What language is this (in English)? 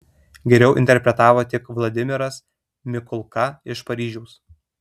Lithuanian